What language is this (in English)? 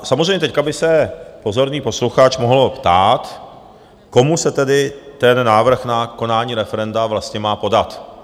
Czech